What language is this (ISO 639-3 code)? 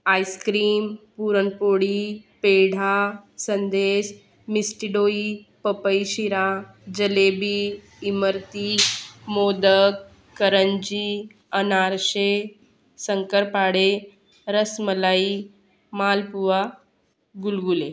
mar